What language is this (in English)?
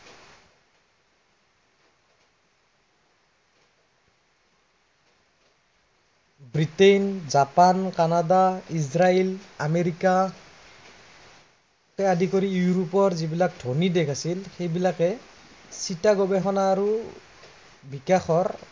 Assamese